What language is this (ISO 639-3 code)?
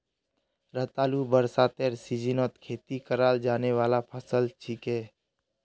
mag